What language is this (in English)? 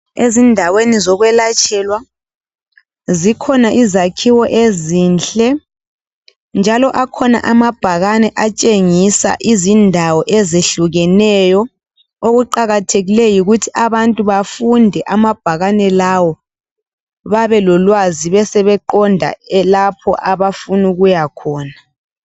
North Ndebele